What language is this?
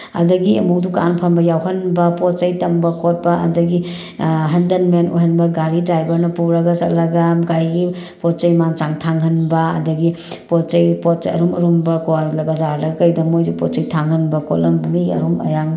Manipuri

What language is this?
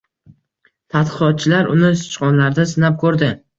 Uzbek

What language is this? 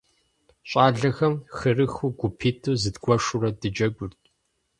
Kabardian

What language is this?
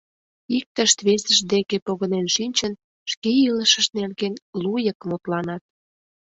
Mari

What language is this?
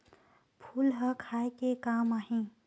Chhattisgarhi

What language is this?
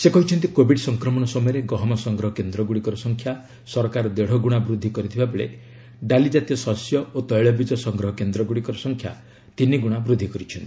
Odia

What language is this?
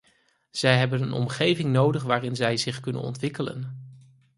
Dutch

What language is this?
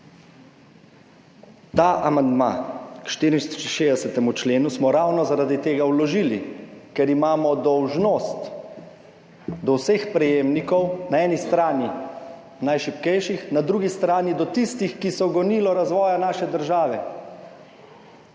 Slovenian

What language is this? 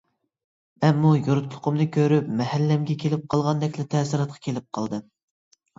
Uyghur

